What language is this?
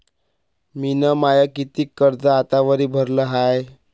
Marathi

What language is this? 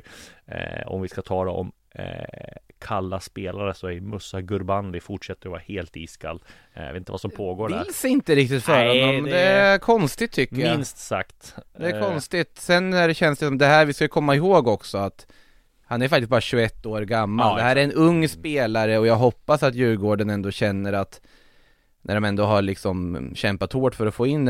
Swedish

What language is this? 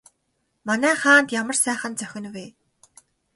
Mongolian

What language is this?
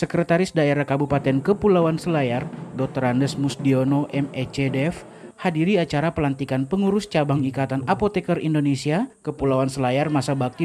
Indonesian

